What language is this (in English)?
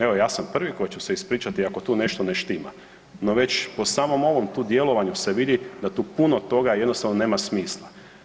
Croatian